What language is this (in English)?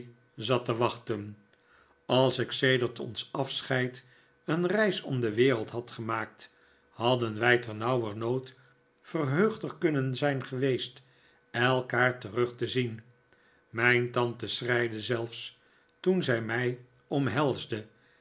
Dutch